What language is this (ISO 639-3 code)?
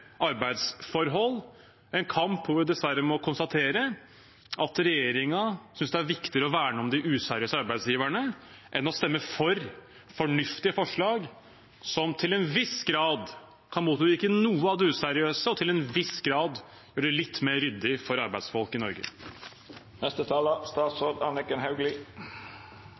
nob